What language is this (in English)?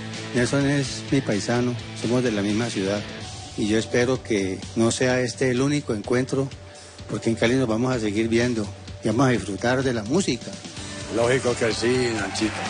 Spanish